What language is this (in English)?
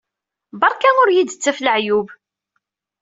Kabyle